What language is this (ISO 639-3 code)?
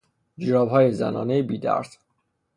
fas